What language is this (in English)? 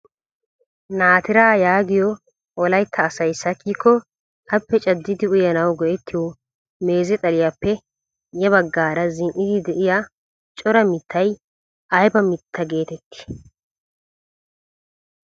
Wolaytta